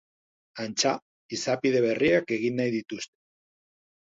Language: Basque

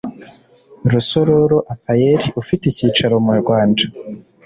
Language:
Kinyarwanda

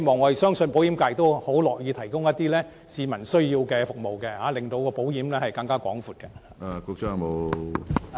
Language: Cantonese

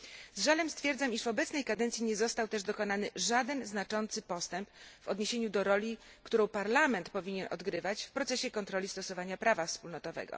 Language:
Polish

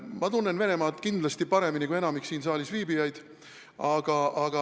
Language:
Estonian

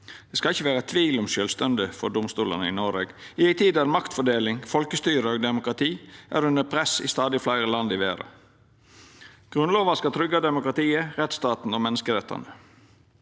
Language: Norwegian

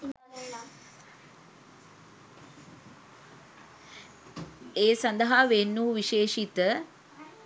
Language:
Sinhala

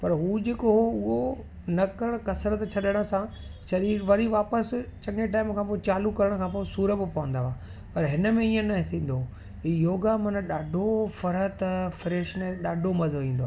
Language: Sindhi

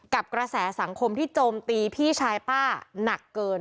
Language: Thai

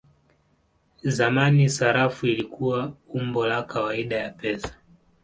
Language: Swahili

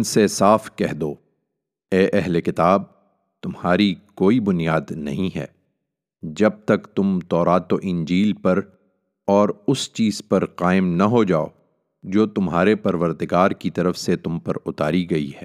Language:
Urdu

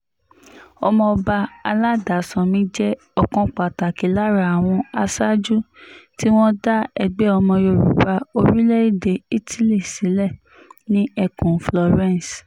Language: Yoruba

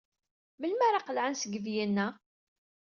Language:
Kabyle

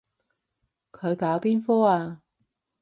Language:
Cantonese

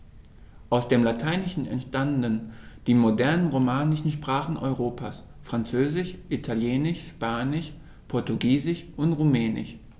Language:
German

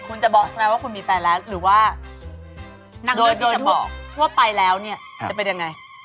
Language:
Thai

